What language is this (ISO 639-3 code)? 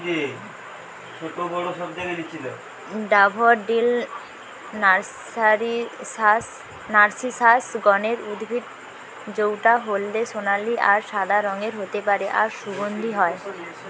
ben